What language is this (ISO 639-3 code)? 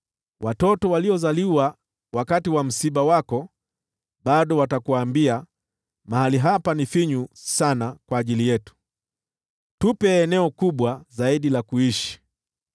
swa